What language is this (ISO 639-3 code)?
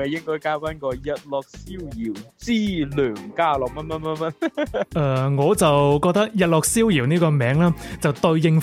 zho